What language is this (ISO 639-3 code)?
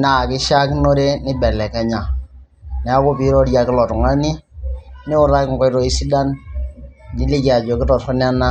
mas